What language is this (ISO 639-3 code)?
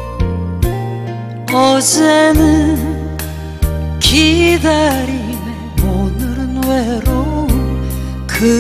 kor